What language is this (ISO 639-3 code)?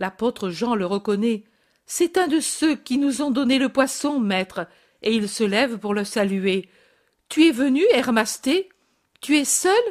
fra